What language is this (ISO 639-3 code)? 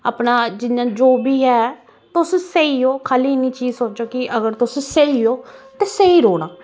doi